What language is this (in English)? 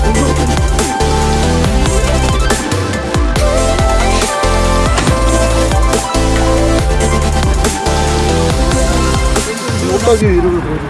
Korean